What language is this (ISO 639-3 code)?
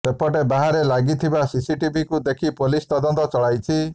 ori